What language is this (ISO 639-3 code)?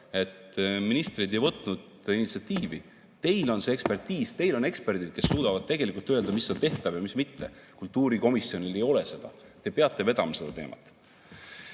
est